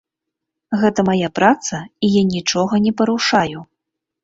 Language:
Belarusian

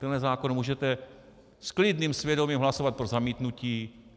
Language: Czech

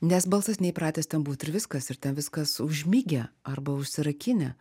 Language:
Lithuanian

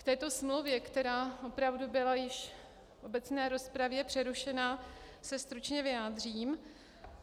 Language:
Czech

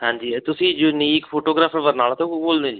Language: Punjabi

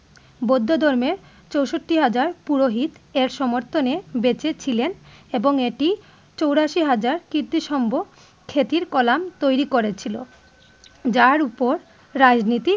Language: Bangla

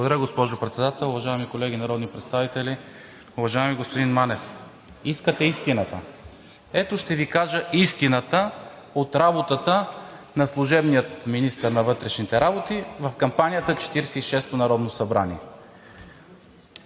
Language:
Bulgarian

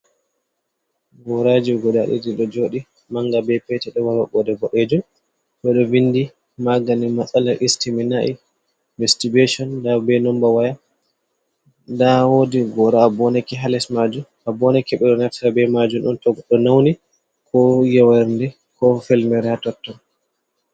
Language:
Fula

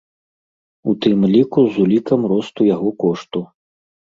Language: Belarusian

